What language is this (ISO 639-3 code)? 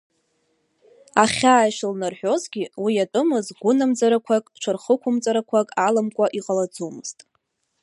abk